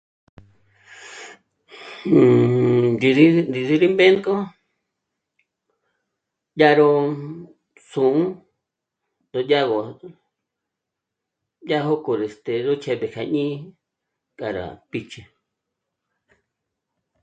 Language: Michoacán Mazahua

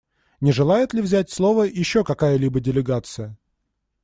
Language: Russian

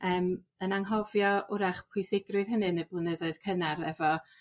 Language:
Welsh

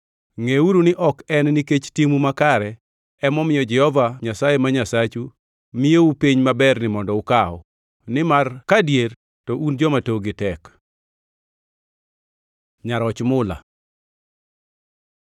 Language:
Luo (Kenya and Tanzania)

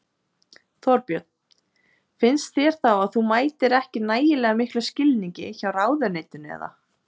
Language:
Icelandic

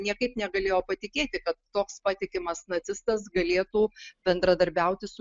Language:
Lithuanian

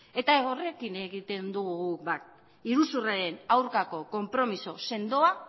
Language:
Basque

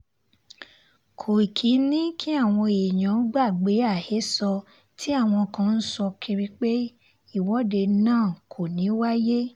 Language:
Yoruba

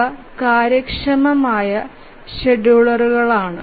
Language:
Malayalam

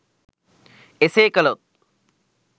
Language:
Sinhala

